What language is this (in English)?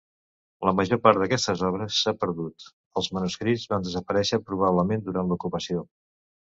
Catalan